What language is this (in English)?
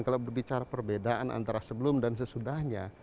Indonesian